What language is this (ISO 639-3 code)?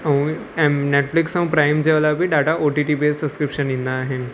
snd